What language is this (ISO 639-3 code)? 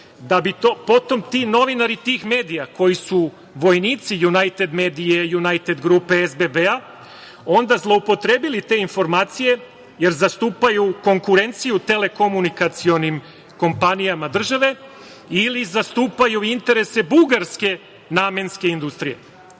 srp